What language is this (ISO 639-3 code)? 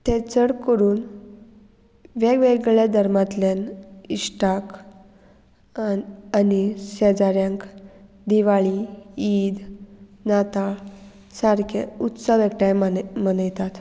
kok